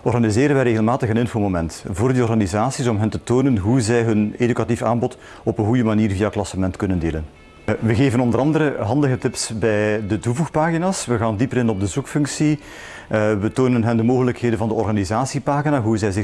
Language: Dutch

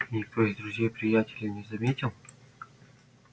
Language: Russian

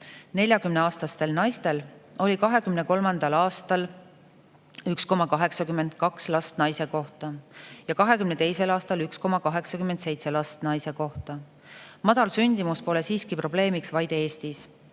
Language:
Estonian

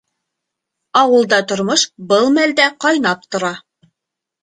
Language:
Bashkir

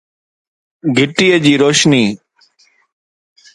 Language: Sindhi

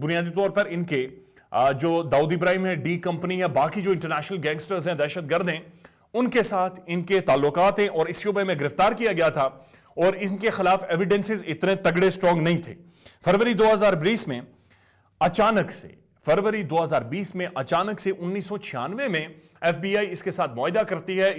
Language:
Hindi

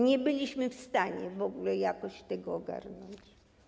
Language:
Polish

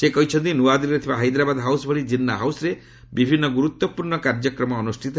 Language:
Odia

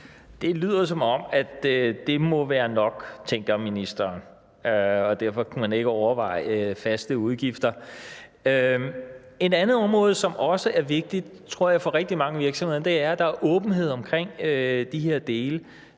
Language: Danish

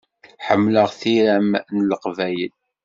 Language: Kabyle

